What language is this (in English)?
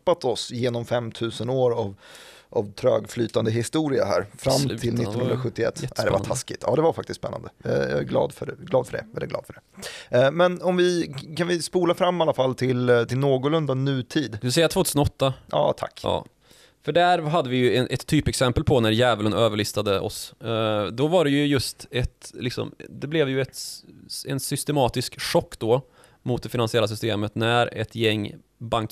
Swedish